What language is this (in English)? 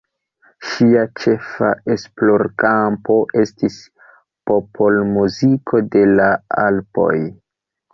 Esperanto